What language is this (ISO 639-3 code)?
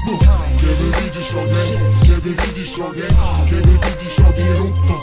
nld